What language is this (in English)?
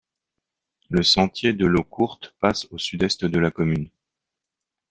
French